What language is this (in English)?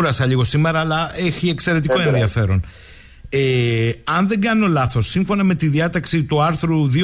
Greek